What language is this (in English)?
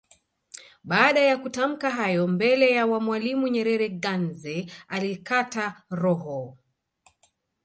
Swahili